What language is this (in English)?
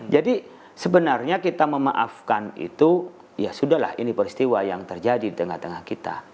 Indonesian